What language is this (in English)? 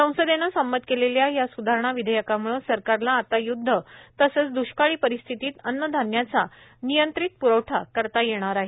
Marathi